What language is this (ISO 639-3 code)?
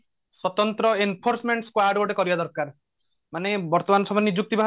ori